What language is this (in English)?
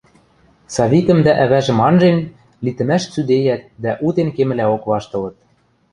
Western Mari